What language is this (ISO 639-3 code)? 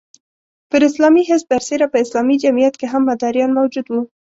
pus